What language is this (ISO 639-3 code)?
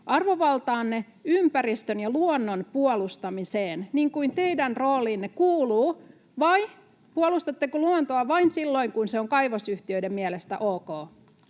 fin